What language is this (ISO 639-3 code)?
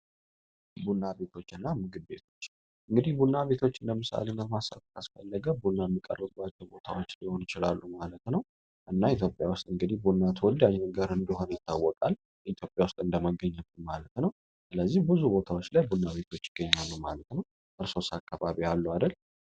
amh